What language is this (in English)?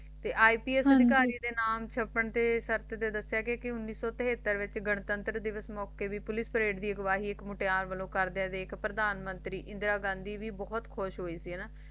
Punjabi